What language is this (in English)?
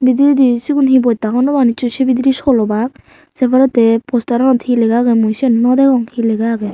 Chakma